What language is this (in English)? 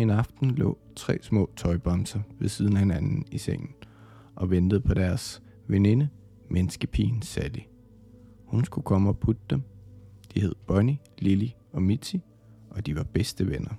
Danish